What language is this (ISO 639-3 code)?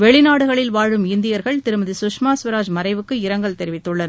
tam